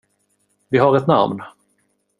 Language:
Swedish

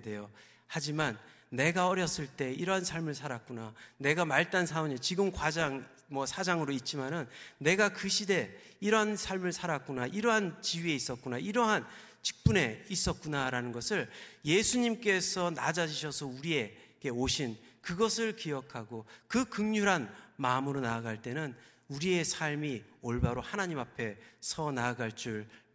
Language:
Korean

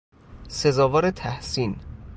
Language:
Persian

